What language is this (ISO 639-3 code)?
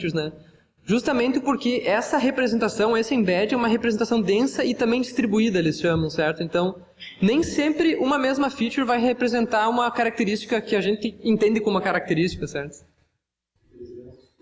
por